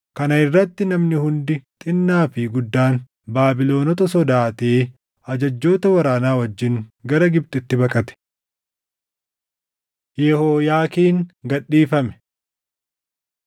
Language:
Oromo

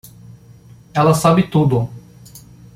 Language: Portuguese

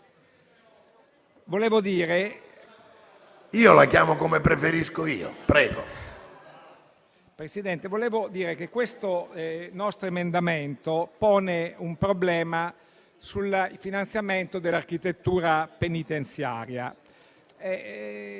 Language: Italian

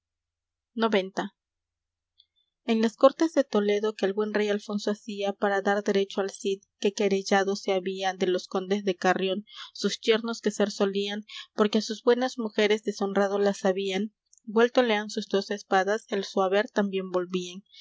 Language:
Spanish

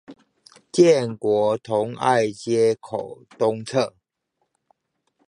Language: Chinese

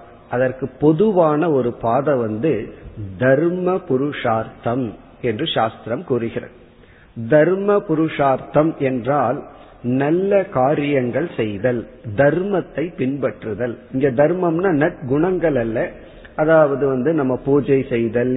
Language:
Tamil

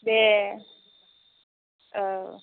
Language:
Bodo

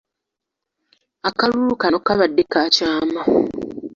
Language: Ganda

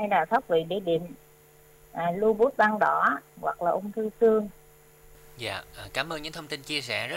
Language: Vietnamese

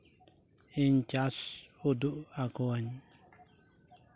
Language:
Santali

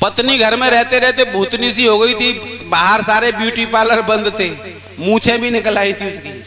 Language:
Hindi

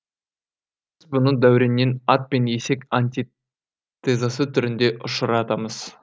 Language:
Kazakh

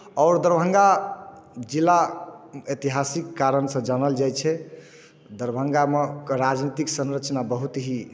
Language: Maithili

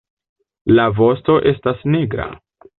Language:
Esperanto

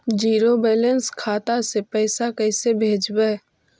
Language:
Magahi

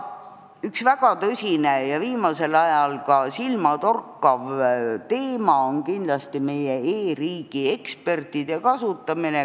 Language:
Estonian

